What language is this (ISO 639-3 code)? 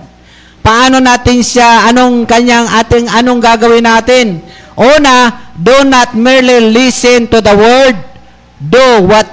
fil